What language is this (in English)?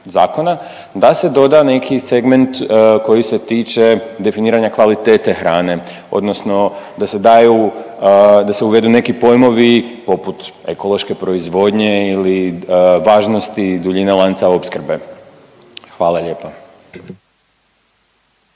Croatian